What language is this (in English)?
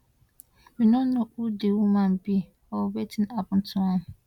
Nigerian Pidgin